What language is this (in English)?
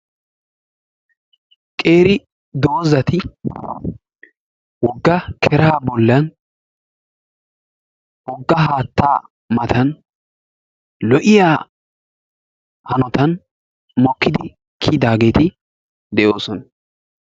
Wolaytta